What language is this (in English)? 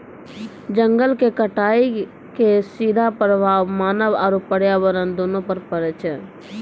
Maithili